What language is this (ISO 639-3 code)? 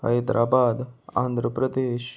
kok